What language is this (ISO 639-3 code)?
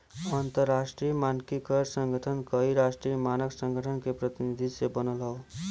bho